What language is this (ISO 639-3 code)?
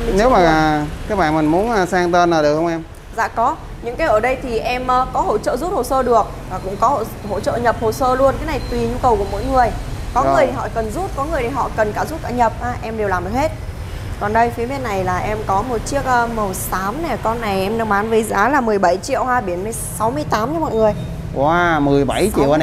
vie